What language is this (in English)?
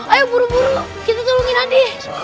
Indonesian